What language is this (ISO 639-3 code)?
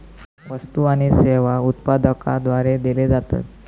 mar